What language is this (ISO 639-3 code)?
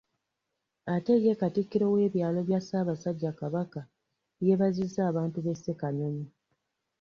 lug